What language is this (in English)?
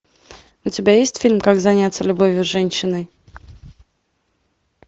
Russian